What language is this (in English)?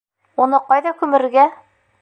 Bashkir